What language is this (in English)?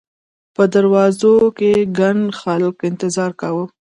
Pashto